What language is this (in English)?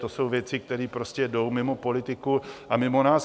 Czech